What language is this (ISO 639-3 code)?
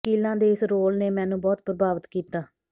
pan